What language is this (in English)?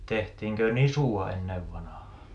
Finnish